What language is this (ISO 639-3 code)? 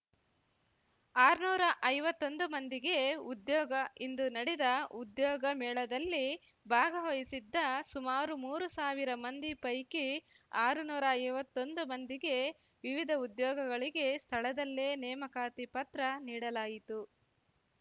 kan